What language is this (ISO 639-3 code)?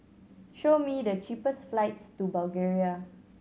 eng